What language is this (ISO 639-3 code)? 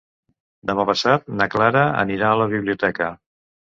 cat